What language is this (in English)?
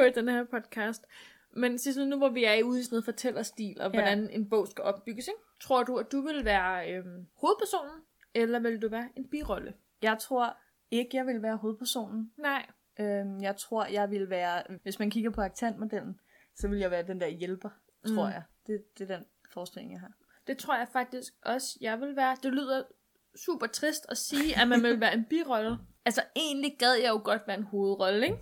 Danish